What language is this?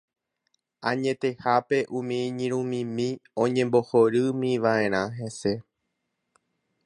Guarani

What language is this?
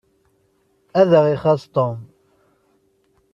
Kabyle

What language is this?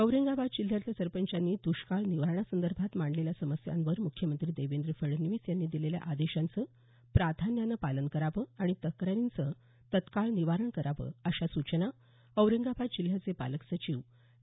Marathi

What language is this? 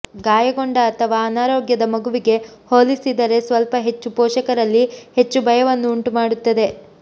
Kannada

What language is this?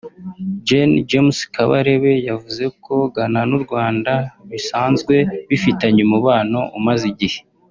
Kinyarwanda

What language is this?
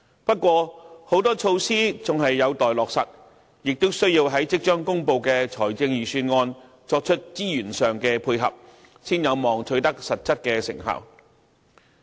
Cantonese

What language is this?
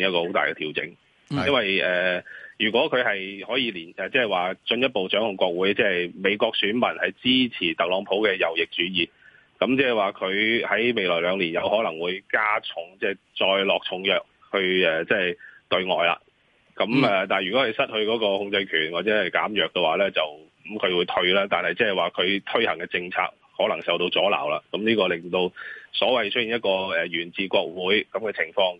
Chinese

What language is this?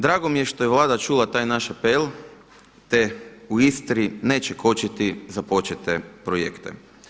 Croatian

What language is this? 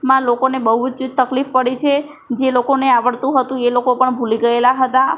Gujarati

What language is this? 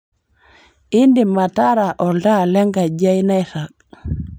Masai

